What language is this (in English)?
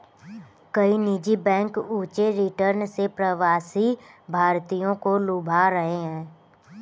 Hindi